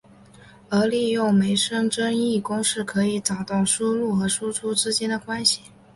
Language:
Chinese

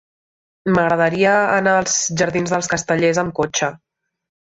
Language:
Catalan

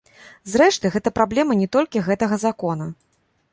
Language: Belarusian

